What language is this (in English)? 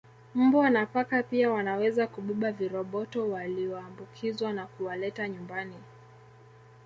Swahili